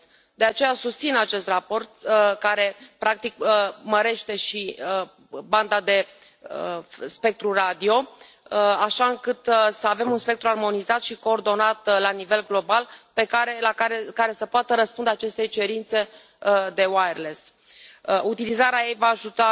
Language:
Romanian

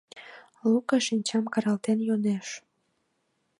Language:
Mari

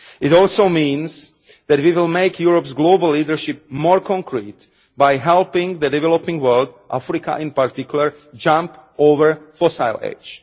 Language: English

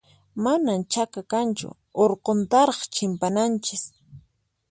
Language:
Puno Quechua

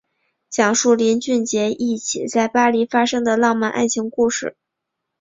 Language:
Chinese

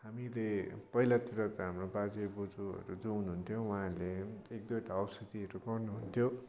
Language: Nepali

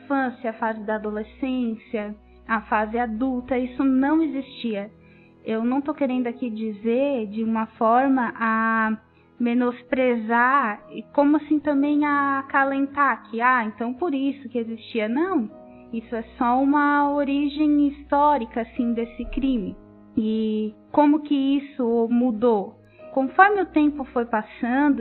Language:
Portuguese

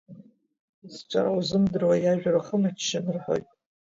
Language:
Abkhazian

